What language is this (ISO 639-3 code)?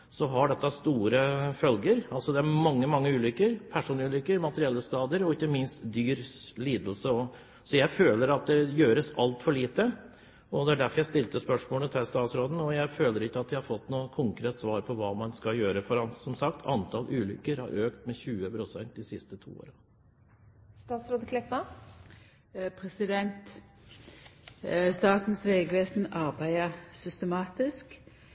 nor